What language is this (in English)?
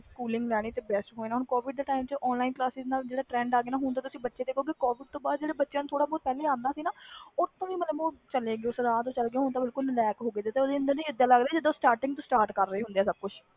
Punjabi